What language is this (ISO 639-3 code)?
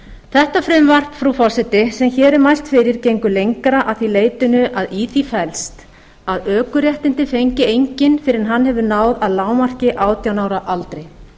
isl